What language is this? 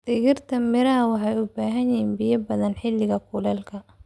Somali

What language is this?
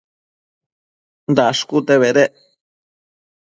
Matsés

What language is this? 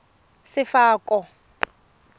Tswana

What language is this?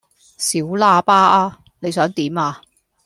Cantonese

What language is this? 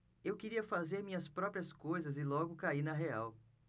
Portuguese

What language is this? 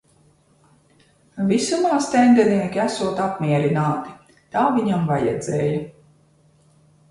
Latvian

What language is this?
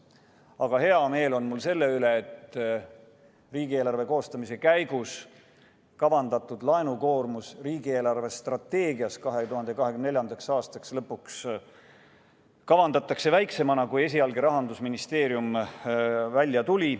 Estonian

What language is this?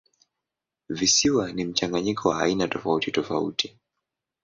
Swahili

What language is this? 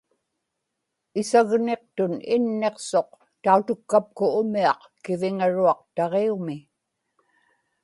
Inupiaq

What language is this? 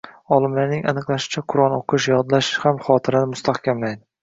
Uzbek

